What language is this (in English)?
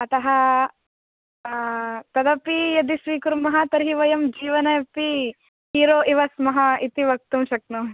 Sanskrit